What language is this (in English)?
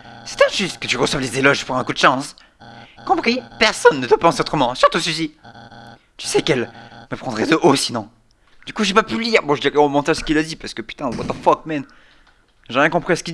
French